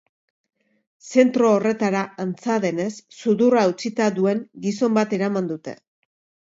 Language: Basque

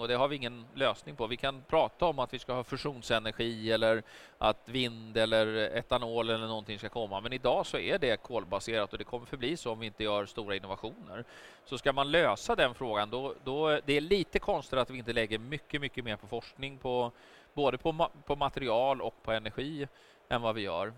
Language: Swedish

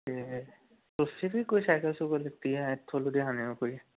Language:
Punjabi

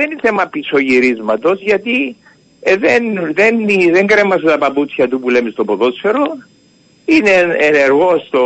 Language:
Greek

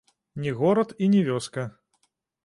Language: Belarusian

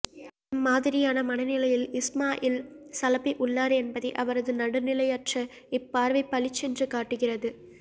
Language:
Tamil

